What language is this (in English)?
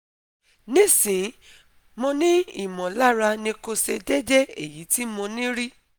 Yoruba